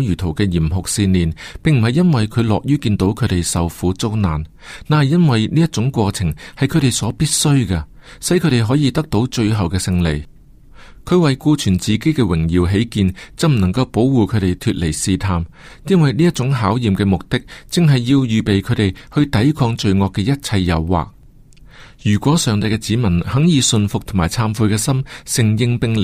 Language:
Chinese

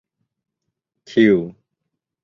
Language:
Thai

